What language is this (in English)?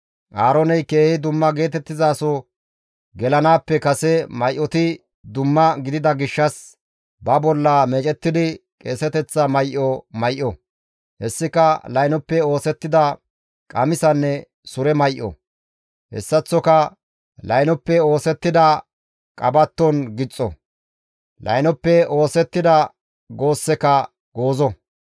Gamo